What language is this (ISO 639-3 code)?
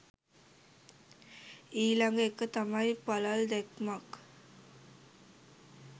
sin